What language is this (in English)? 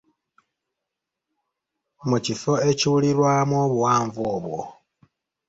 Ganda